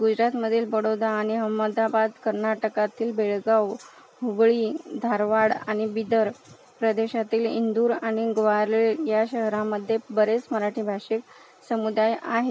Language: Marathi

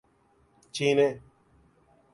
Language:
Urdu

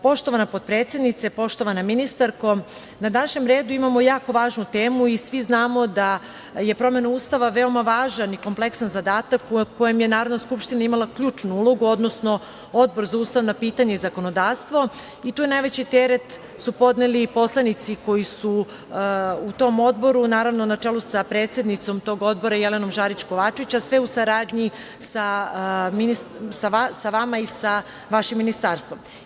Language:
Serbian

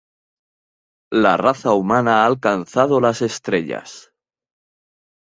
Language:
Spanish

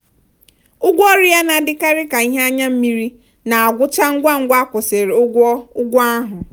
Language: Igbo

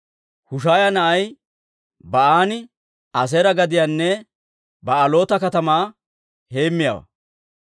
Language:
Dawro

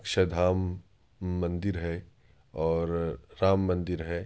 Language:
Urdu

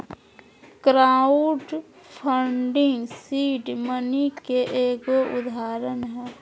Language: Magahi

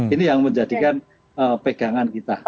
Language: Indonesian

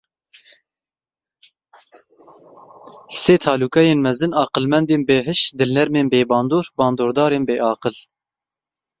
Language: Kurdish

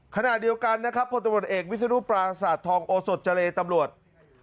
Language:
Thai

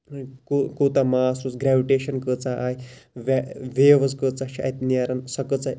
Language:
Kashmiri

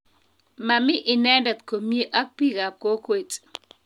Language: Kalenjin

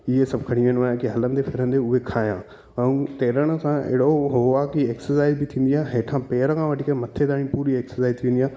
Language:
Sindhi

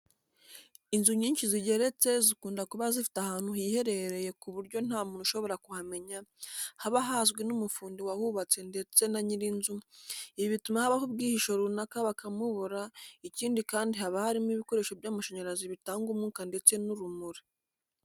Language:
Kinyarwanda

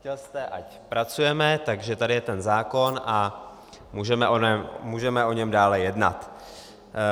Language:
Czech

